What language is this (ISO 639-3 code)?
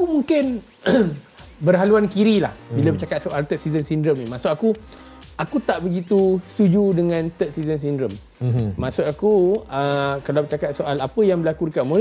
msa